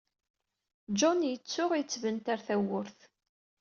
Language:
Kabyle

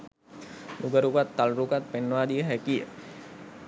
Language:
Sinhala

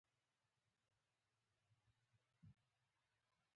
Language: Pashto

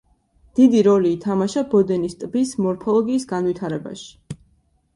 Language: Georgian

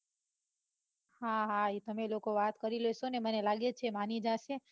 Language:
Gujarati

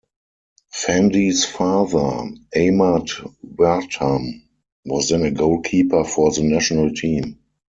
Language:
English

